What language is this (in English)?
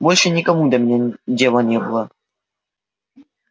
Russian